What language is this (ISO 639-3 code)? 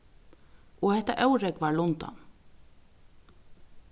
fao